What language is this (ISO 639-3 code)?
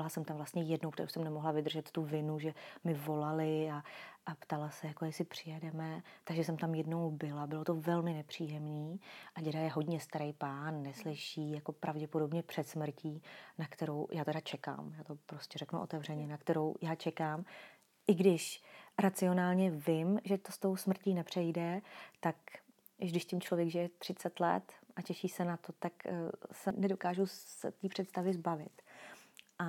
ces